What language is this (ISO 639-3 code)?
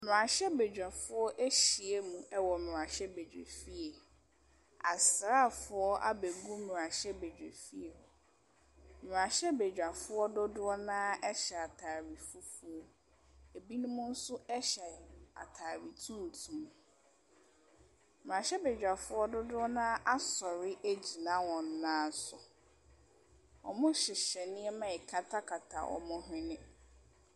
aka